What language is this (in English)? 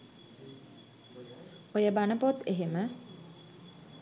Sinhala